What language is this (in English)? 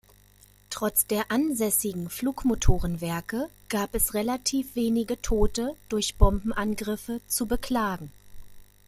German